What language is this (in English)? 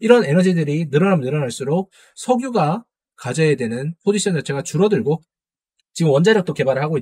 Korean